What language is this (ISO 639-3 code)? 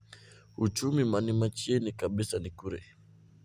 luo